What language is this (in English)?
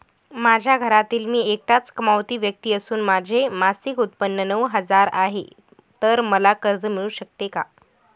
Marathi